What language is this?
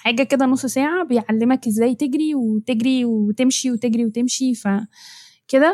Arabic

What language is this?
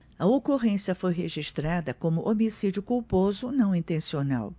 Portuguese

